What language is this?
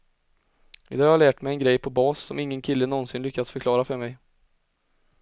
Swedish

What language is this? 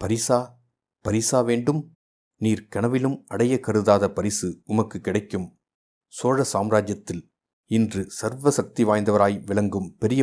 Tamil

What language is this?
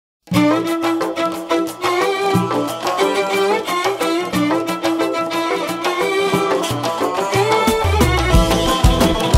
Arabic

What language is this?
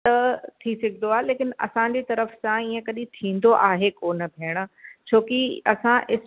Sindhi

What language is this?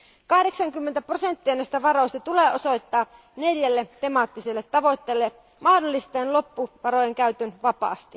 Finnish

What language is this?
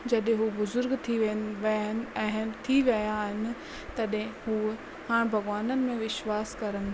Sindhi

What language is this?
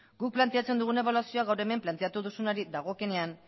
Basque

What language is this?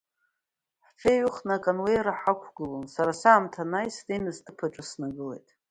Abkhazian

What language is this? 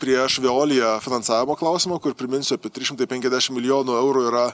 Lithuanian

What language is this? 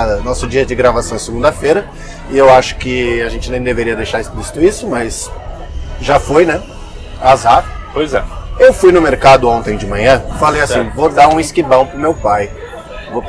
Portuguese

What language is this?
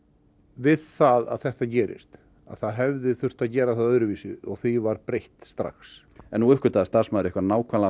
Icelandic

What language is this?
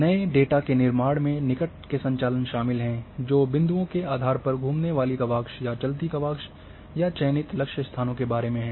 Hindi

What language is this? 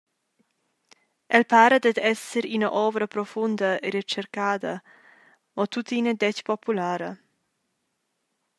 Romansh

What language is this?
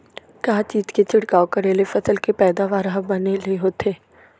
Chhattisgarhi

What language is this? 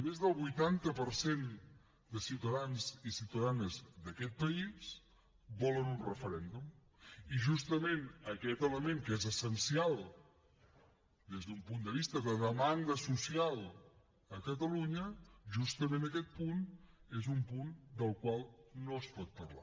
Catalan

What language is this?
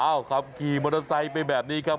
Thai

